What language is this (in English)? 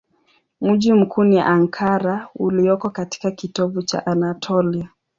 Swahili